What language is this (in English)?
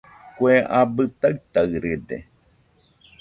Nüpode Huitoto